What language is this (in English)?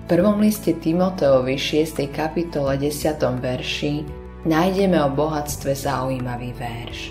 Slovak